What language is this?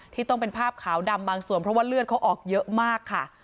Thai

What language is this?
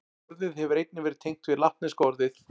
Icelandic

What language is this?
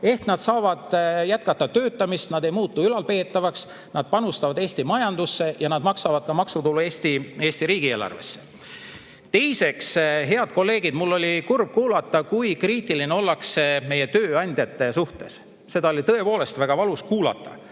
Estonian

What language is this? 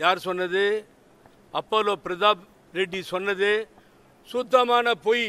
English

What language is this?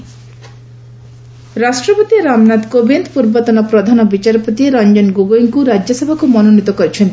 Odia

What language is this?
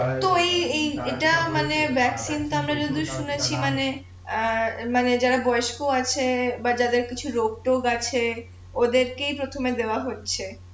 Bangla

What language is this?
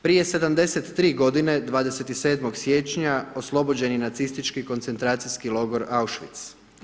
Croatian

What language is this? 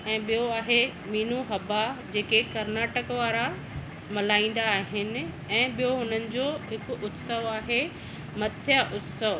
Sindhi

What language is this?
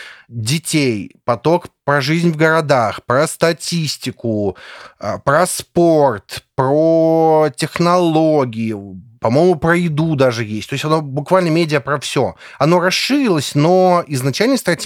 Russian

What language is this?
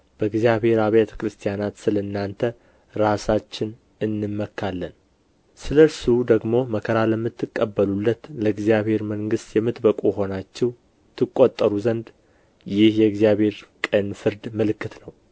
Amharic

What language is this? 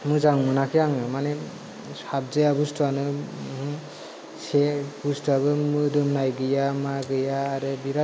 Bodo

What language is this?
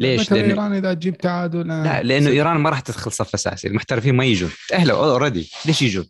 Arabic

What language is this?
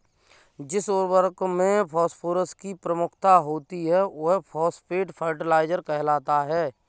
Hindi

